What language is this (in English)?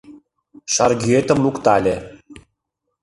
Mari